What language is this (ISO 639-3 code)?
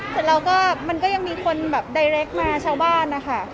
tha